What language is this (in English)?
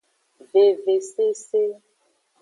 Aja (Benin)